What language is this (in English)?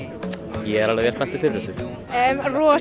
Icelandic